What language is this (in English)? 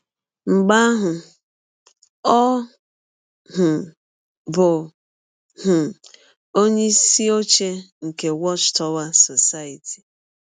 Igbo